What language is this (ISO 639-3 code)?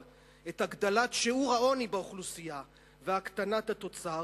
heb